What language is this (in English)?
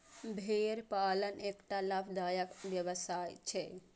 Maithili